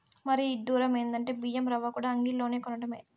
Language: Telugu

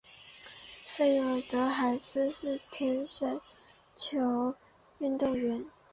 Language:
Chinese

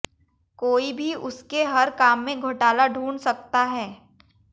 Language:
Hindi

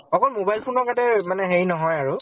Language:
Assamese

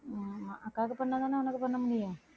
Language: Tamil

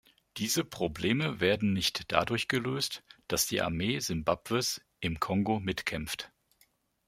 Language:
German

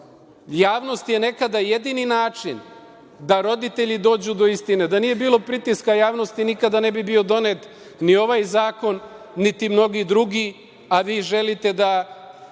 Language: Serbian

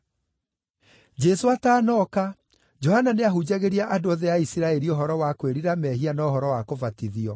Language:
Kikuyu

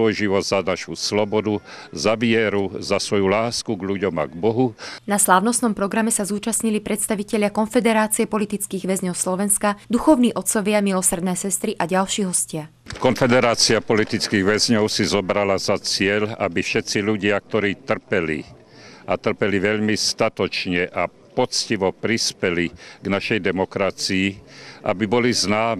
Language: Slovak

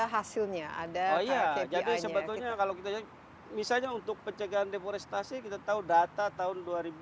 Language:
Indonesian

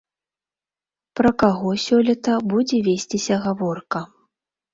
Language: Belarusian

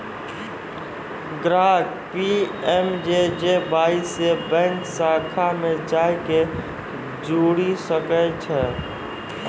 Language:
Maithili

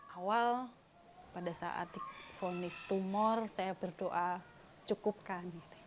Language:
Indonesian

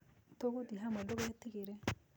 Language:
Kikuyu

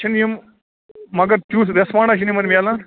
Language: Kashmiri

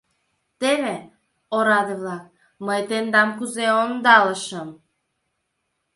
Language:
Mari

